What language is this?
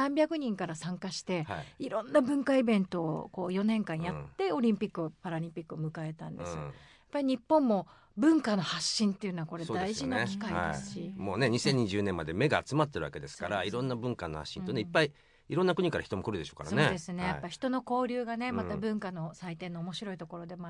Japanese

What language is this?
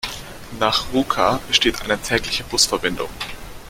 German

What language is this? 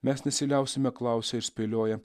Lithuanian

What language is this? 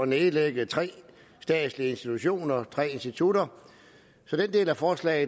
Danish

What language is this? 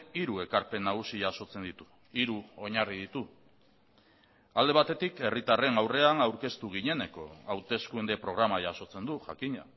Basque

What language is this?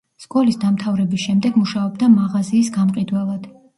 Georgian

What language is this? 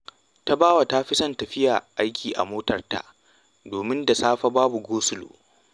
Hausa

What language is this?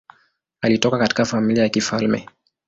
Swahili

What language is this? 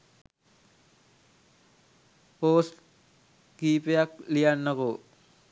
Sinhala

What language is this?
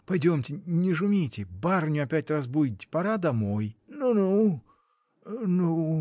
Russian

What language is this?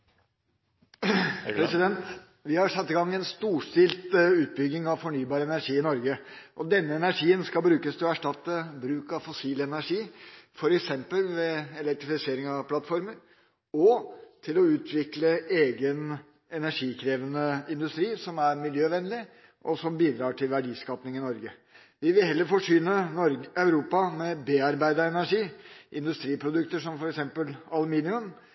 Norwegian Bokmål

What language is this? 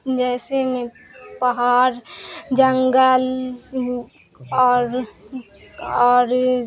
Urdu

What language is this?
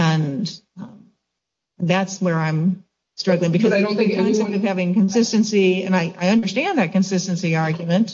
English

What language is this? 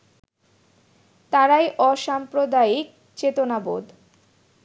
Bangla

